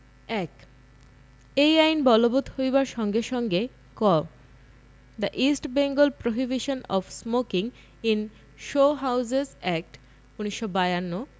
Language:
Bangla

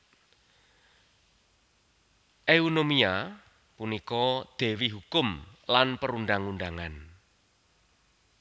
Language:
Javanese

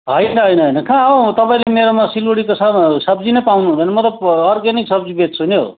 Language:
Nepali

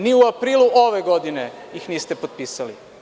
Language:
Serbian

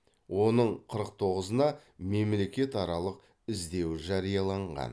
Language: Kazakh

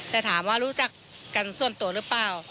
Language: Thai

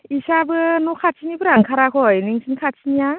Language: Bodo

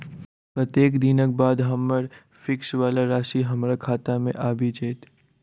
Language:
Maithili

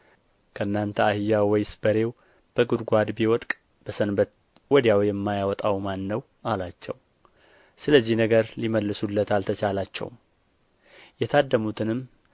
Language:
Amharic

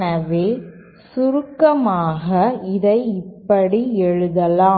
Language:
Tamil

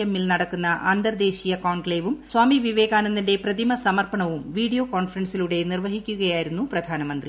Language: Malayalam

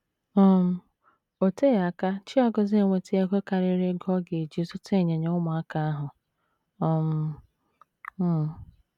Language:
Igbo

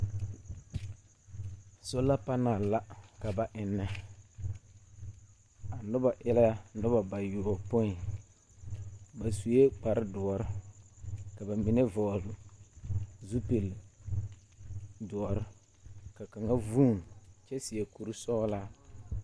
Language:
Southern Dagaare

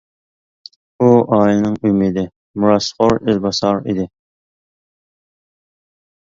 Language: Uyghur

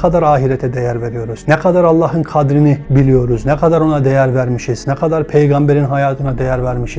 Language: Turkish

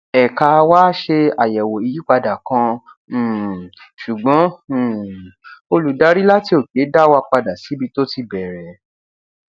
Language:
Yoruba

